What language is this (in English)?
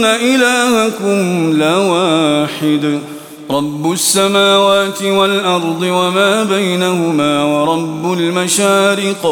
Arabic